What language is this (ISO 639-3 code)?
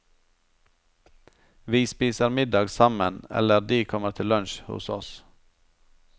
nor